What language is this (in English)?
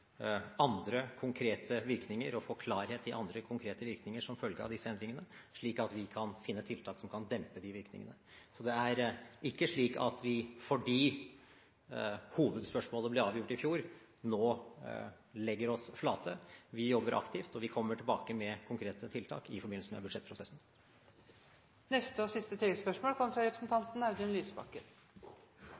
Norwegian Bokmål